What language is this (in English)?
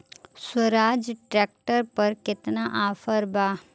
Bhojpuri